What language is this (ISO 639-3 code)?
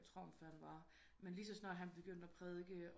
dan